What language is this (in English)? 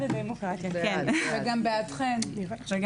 Hebrew